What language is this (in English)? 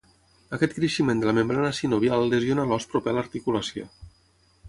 Catalan